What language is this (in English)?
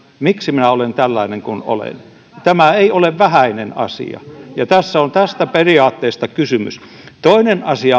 Finnish